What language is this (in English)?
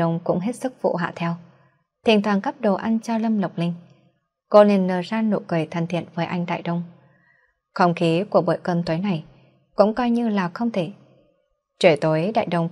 Vietnamese